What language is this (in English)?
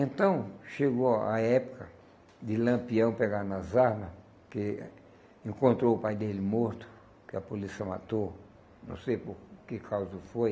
Portuguese